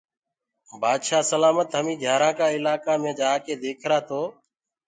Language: Gurgula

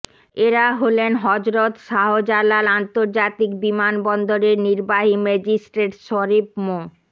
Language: Bangla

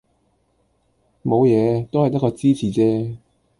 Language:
Cantonese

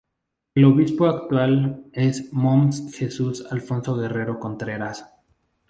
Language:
Spanish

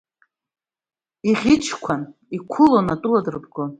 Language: Abkhazian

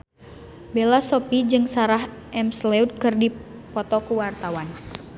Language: Sundanese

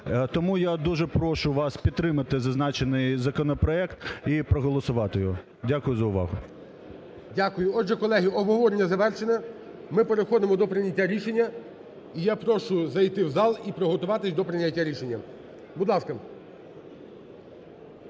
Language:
Ukrainian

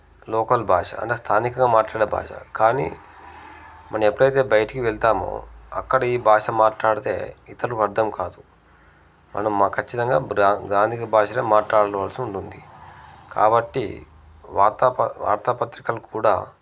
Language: Telugu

